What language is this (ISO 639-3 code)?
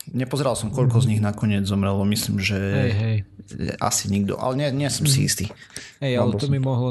slk